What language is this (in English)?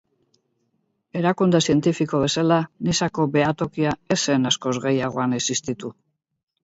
Basque